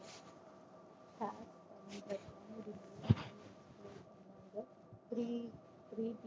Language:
Tamil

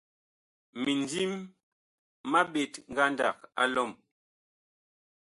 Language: Bakoko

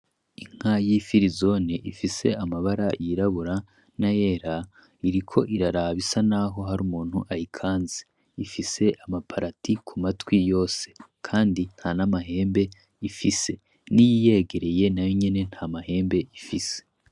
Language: Rundi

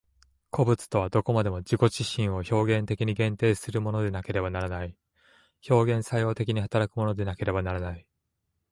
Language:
Japanese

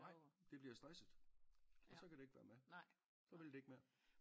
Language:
Danish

